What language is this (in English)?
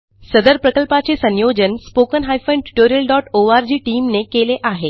Marathi